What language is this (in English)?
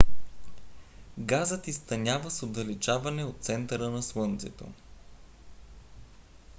Bulgarian